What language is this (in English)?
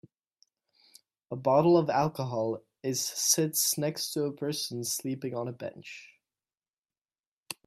English